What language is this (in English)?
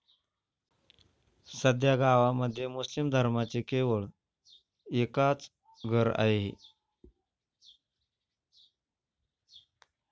Marathi